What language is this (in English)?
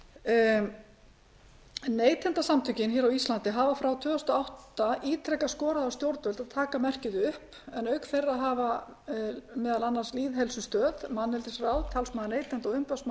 Icelandic